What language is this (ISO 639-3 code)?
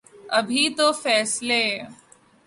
urd